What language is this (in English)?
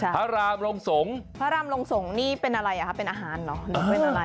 Thai